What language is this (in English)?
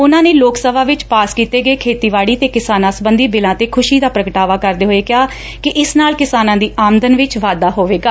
Punjabi